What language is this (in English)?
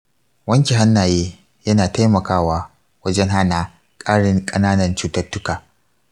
Hausa